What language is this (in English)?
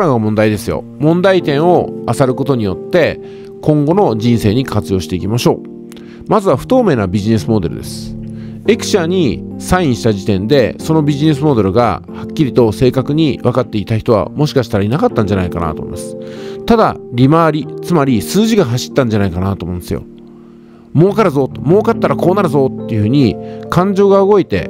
Japanese